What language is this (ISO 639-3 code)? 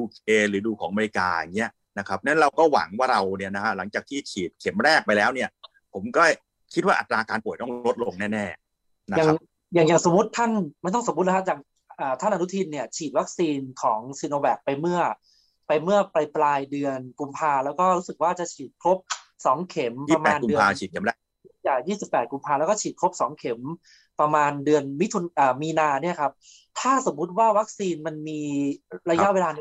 tha